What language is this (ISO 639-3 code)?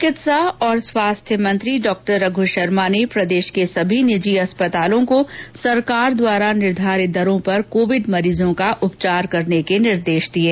hin